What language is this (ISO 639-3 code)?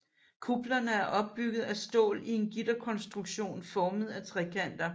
dan